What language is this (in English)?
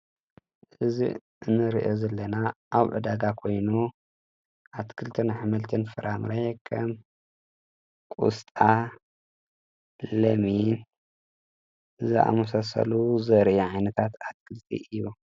Tigrinya